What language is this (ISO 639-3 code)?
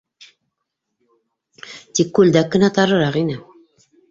bak